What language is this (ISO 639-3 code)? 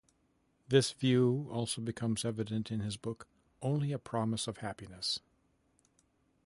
eng